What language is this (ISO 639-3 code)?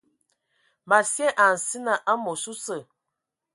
ewo